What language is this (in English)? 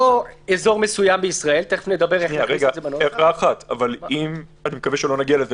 Hebrew